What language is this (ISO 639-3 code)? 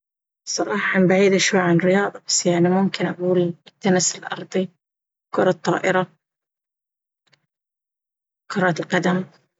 abv